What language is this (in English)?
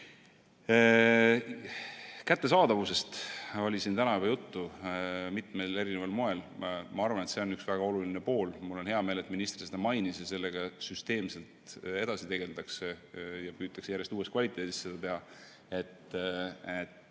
Estonian